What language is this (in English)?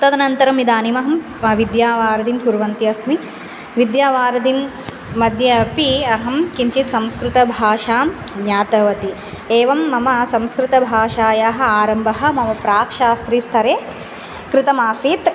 Sanskrit